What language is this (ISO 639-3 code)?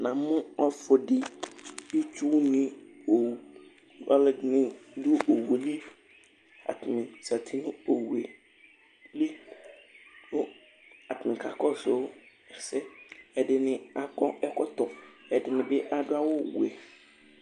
kpo